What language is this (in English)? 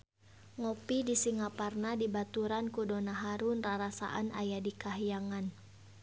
Sundanese